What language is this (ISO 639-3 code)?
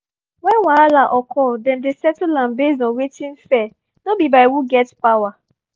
pcm